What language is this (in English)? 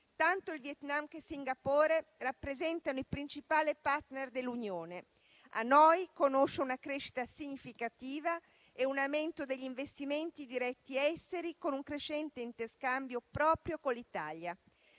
Italian